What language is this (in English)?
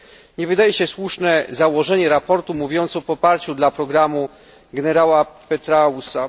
Polish